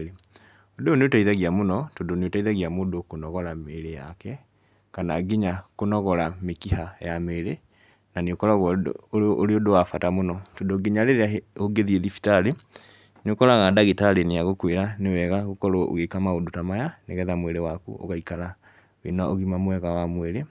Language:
Kikuyu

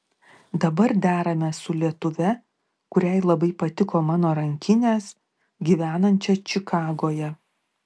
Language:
Lithuanian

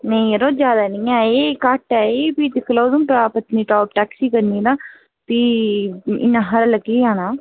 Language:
Dogri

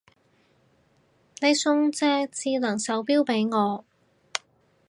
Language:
Cantonese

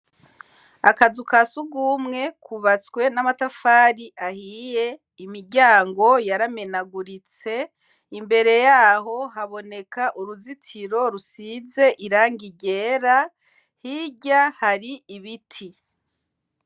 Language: Rundi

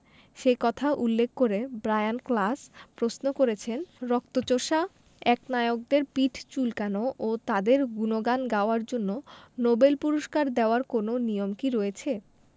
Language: Bangla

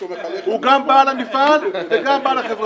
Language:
Hebrew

